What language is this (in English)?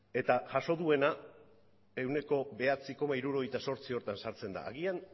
Basque